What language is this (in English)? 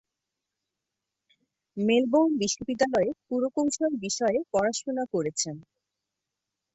Bangla